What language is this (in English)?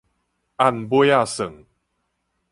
Min Nan Chinese